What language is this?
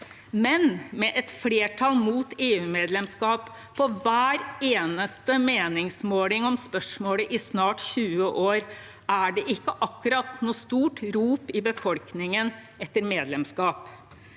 Norwegian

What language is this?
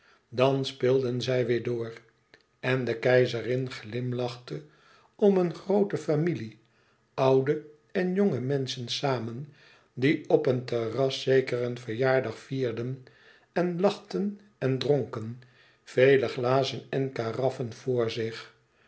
Dutch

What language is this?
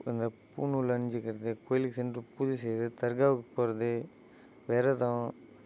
Tamil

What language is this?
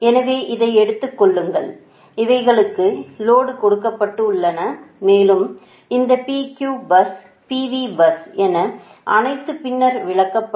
Tamil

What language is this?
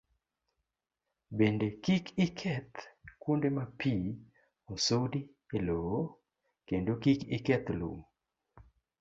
Luo (Kenya and Tanzania)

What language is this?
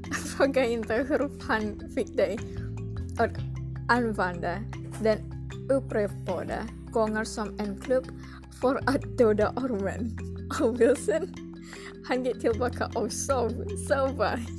Swedish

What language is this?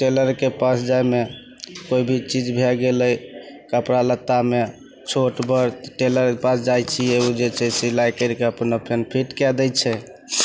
Maithili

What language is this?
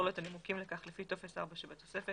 Hebrew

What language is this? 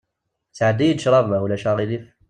Kabyle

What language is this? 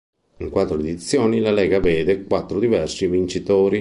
Italian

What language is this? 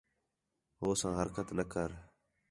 Khetrani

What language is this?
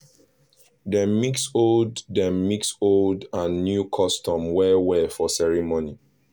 Nigerian Pidgin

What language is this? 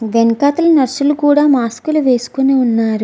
Telugu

